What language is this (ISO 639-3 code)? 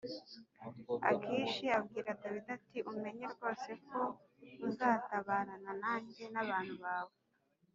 kin